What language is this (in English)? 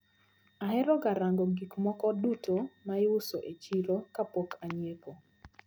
Luo (Kenya and Tanzania)